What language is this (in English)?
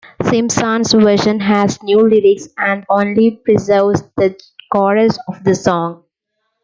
English